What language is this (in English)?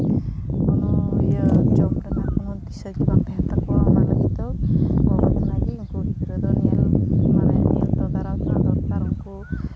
Santali